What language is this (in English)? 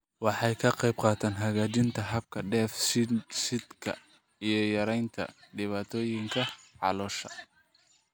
Somali